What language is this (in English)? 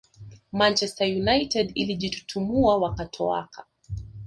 Swahili